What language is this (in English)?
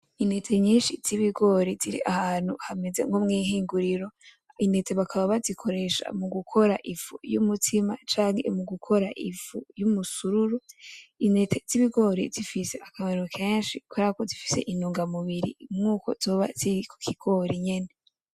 Rundi